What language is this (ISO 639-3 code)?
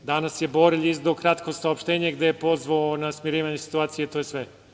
srp